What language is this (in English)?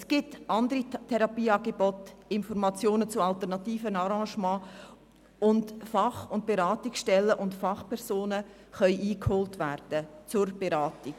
Swiss German